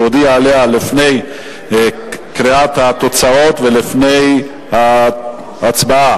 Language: Hebrew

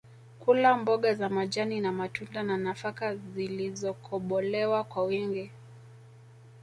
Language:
Swahili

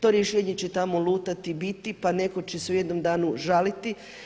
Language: Croatian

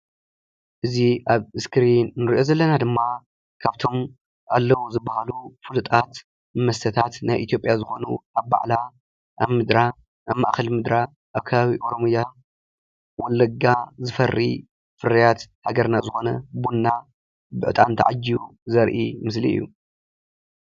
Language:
Tigrinya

